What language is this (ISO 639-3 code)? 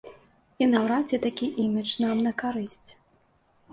bel